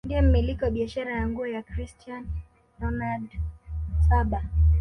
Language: Swahili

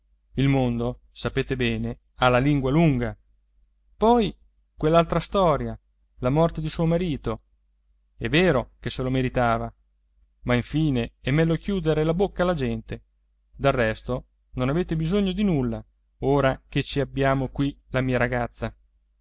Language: Italian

